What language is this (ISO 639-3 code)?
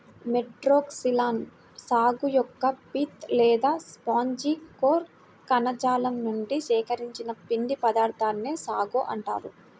tel